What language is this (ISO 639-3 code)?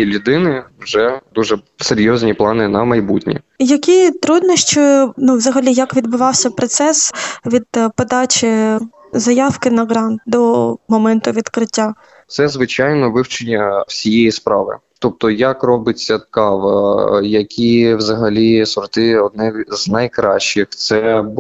ukr